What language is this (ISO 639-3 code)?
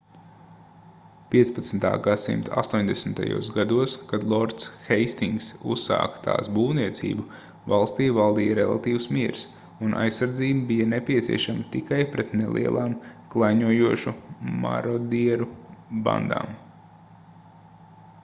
lav